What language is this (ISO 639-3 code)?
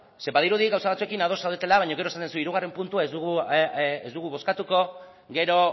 eus